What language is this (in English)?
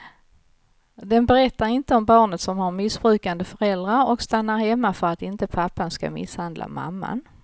Swedish